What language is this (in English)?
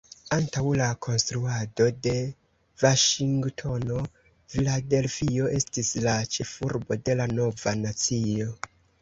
Esperanto